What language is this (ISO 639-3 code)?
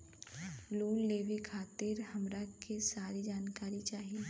bho